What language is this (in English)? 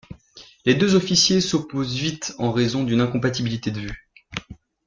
French